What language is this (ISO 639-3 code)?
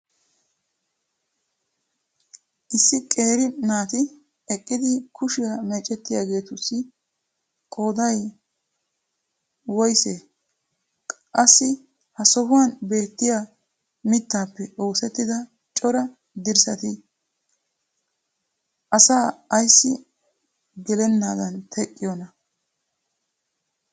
wal